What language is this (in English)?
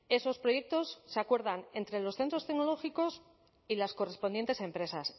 Spanish